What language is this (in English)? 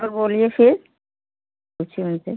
Hindi